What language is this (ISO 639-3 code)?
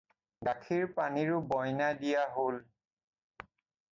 asm